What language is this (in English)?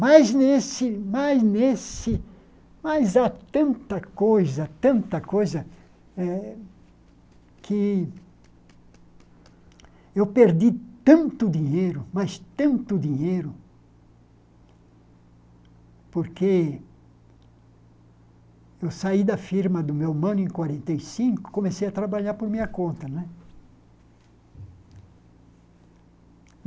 Portuguese